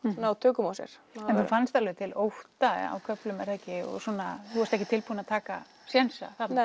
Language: Icelandic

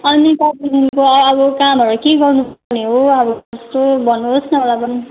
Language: Nepali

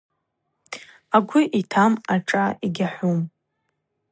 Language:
Abaza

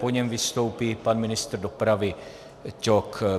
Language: Czech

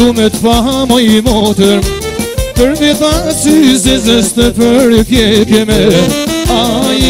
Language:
Romanian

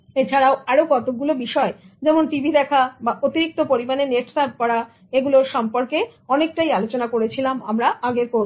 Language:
Bangla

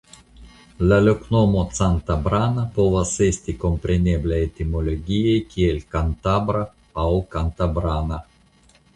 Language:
Esperanto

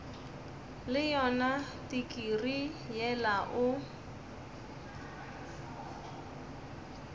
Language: Northern Sotho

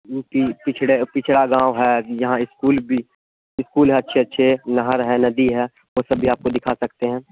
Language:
Urdu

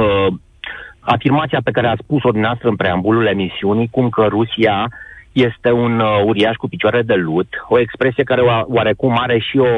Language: Romanian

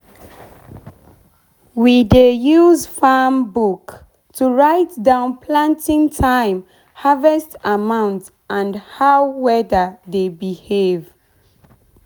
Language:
Nigerian Pidgin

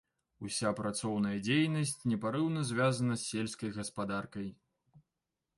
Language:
Belarusian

